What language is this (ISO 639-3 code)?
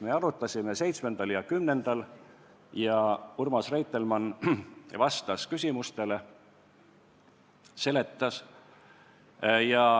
est